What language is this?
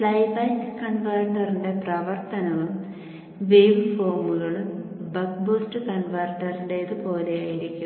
Malayalam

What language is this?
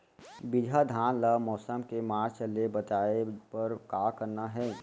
Chhattisgarhi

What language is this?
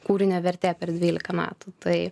Lithuanian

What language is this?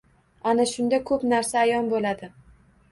Uzbek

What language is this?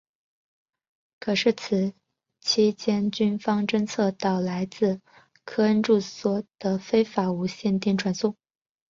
Chinese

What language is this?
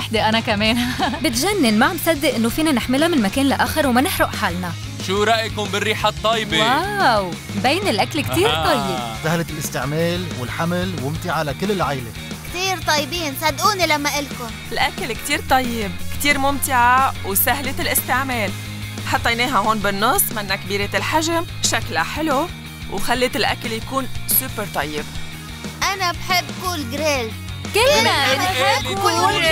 Arabic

